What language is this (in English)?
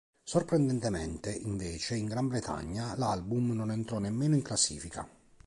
Italian